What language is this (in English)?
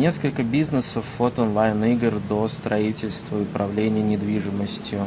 Russian